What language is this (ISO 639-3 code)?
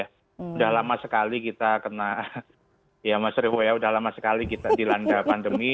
ind